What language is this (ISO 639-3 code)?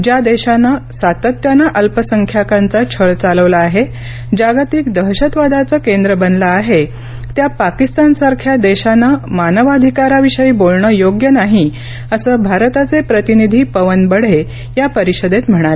mar